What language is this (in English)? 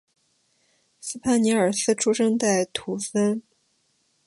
Chinese